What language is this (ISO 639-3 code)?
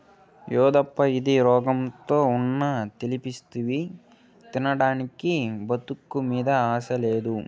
tel